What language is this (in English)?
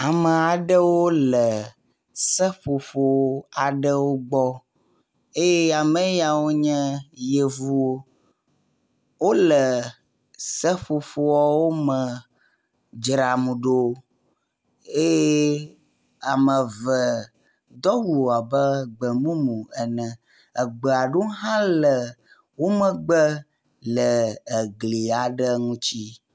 Ewe